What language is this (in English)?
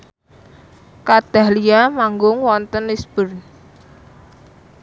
Javanese